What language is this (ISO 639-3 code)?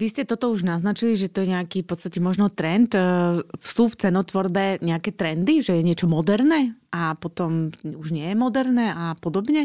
slk